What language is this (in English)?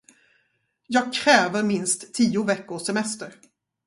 Swedish